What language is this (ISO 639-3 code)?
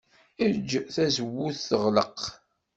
kab